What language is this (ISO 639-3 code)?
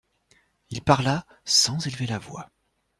fra